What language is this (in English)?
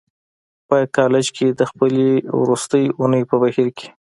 Pashto